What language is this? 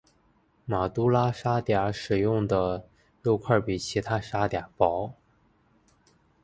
Chinese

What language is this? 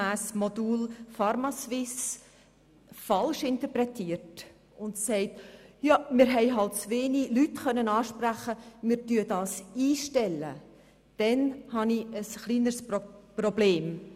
Swiss German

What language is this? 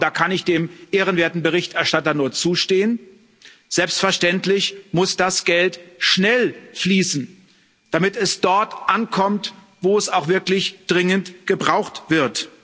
German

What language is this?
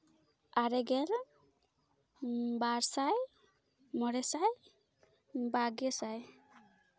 Santali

